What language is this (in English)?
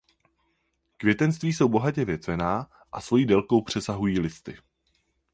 Czech